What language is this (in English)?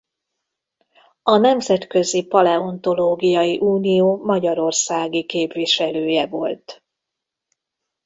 Hungarian